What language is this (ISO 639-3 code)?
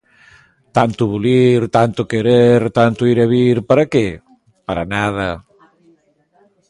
glg